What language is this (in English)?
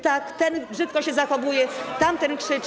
Polish